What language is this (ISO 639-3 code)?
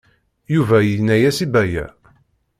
kab